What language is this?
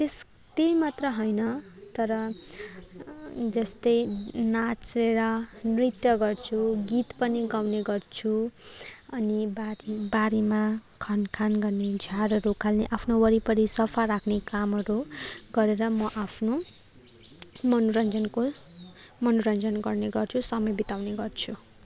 Nepali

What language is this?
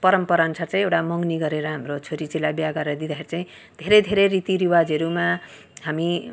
Nepali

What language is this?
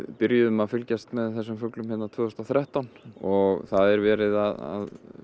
Icelandic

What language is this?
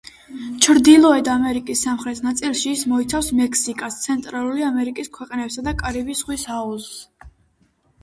Georgian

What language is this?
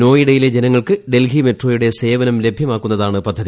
Malayalam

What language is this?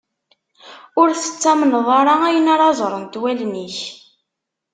Kabyle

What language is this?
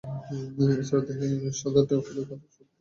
Bangla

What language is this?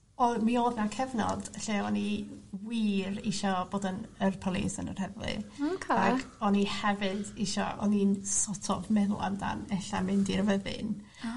Welsh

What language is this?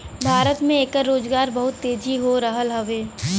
Bhojpuri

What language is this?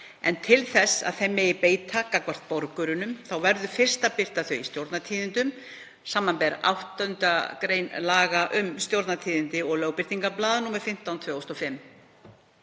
Icelandic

